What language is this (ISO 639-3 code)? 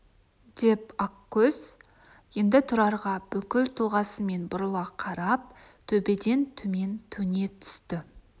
kaz